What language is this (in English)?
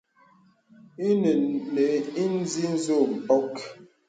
Bebele